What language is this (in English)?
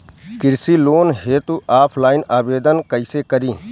Bhojpuri